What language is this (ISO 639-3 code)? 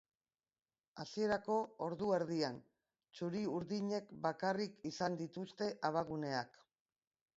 eus